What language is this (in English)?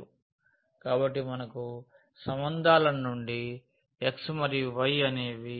Telugu